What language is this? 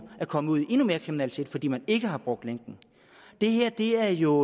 Danish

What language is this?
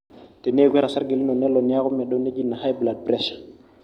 Masai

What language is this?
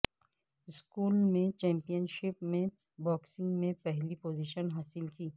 Urdu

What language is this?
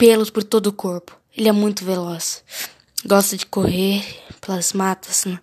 Portuguese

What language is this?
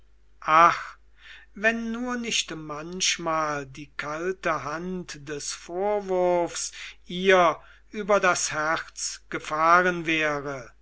German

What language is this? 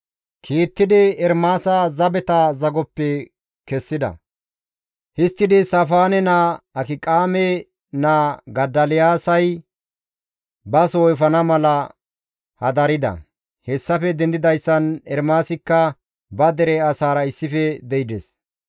Gamo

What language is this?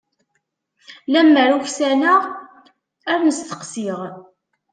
Kabyle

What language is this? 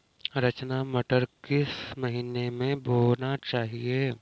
Hindi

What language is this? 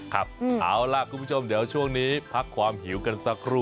Thai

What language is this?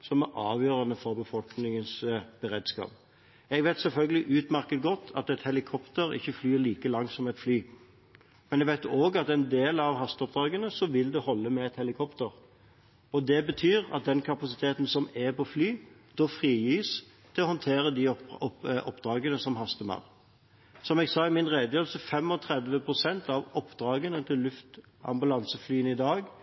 Norwegian Bokmål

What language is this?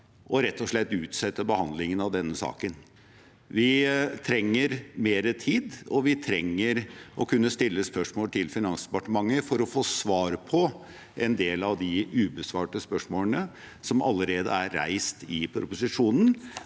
Norwegian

